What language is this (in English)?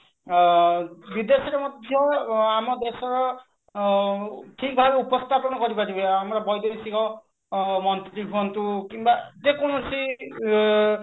Odia